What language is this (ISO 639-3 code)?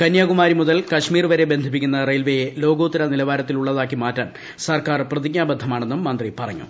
mal